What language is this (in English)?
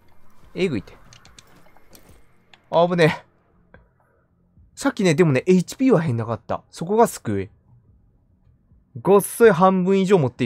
Japanese